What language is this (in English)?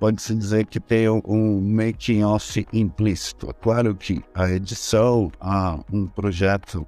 Portuguese